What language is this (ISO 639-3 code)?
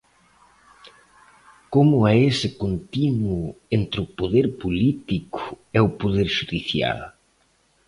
glg